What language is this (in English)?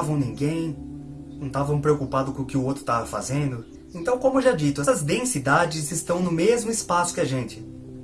Portuguese